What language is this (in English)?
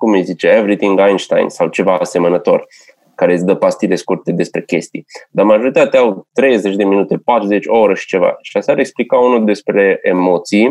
Romanian